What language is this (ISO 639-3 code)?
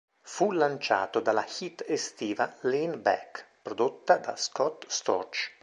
ita